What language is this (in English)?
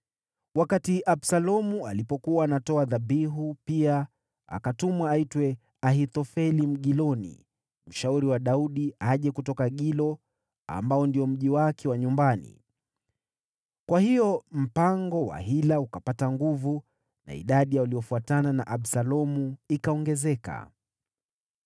Swahili